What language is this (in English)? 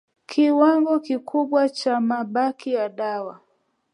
Swahili